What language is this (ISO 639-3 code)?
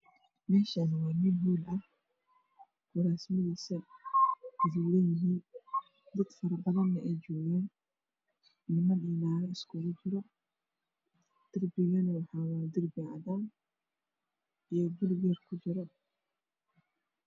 som